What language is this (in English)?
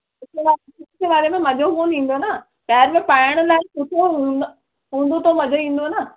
Sindhi